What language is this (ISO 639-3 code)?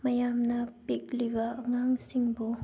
mni